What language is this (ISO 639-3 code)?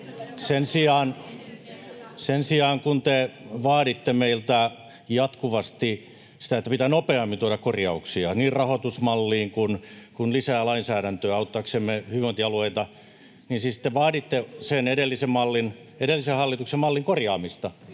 fin